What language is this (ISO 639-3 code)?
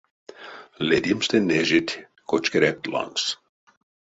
myv